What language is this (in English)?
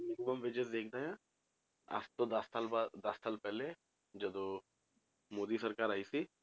Punjabi